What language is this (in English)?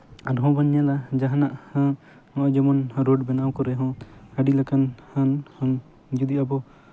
Santali